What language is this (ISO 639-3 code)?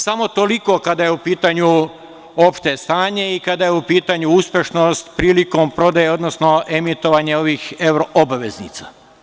srp